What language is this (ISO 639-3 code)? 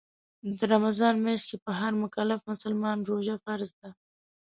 pus